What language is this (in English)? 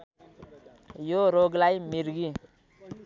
Nepali